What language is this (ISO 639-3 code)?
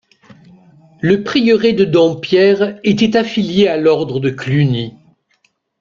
fra